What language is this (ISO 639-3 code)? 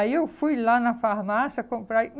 por